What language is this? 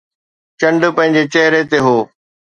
Sindhi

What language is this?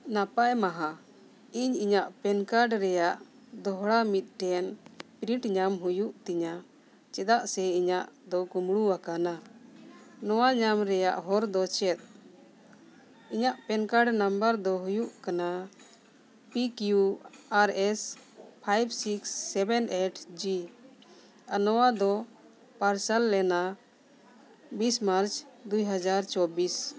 Santali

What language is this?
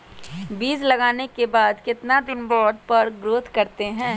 Magahi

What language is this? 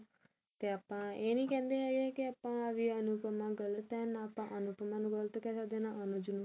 Punjabi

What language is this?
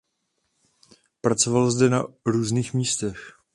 Czech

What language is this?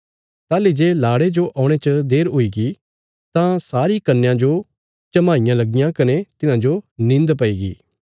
Bilaspuri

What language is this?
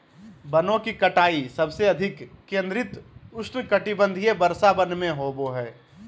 Magahi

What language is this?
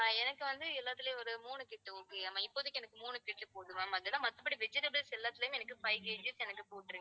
Tamil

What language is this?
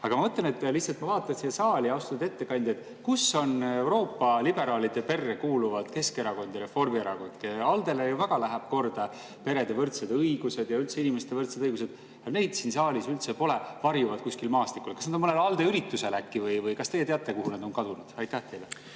Estonian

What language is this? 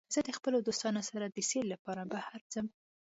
Pashto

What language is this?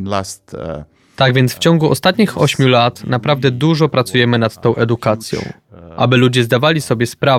Polish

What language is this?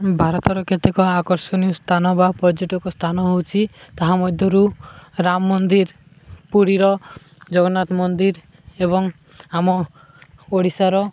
Odia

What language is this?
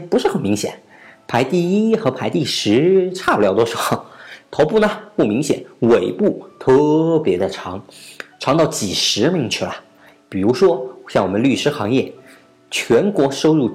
Chinese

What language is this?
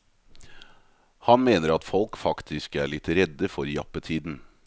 Norwegian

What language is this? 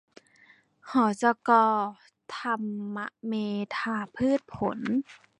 Thai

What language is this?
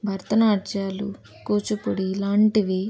Telugu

